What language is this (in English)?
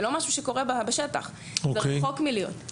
Hebrew